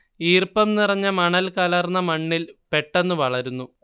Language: Malayalam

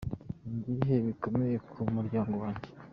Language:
Kinyarwanda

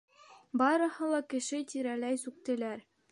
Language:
Bashkir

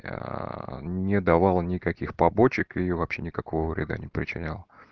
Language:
Russian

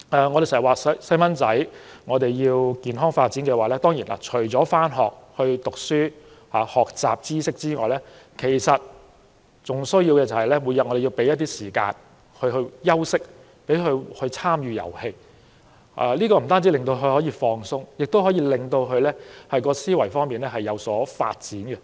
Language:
Cantonese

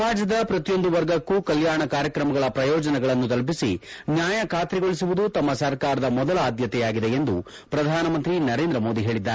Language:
Kannada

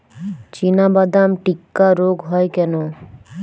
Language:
Bangla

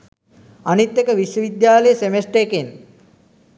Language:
Sinhala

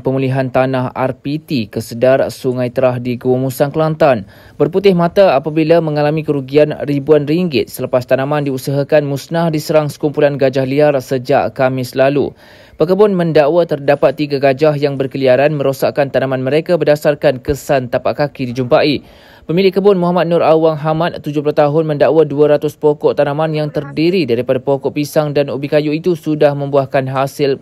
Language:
Malay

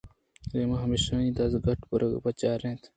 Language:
Eastern Balochi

